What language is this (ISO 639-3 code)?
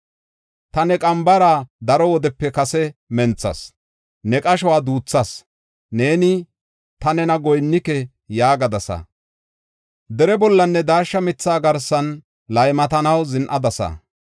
gof